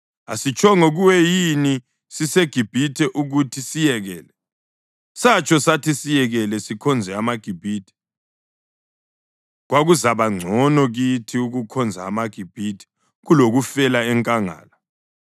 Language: North Ndebele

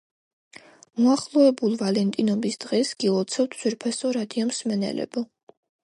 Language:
Georgian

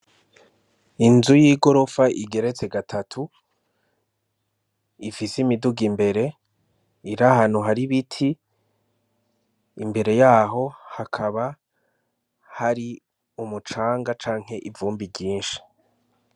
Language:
Rundi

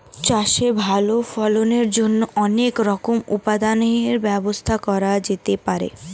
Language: Bangla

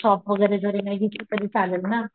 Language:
Marathi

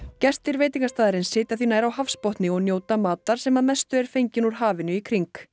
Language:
Icelandic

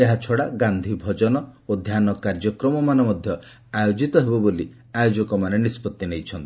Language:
Odia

